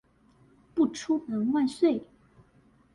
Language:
Chinese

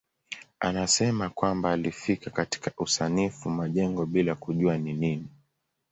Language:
Swahili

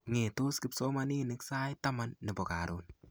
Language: Kalenjin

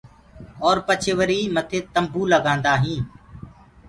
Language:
Gurgula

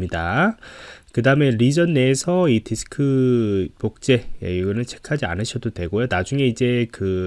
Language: Korean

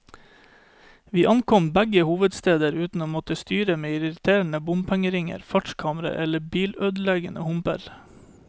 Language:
Norwegian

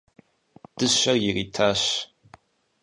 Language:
Kabardian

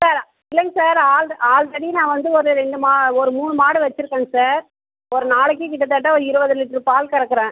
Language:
Tamil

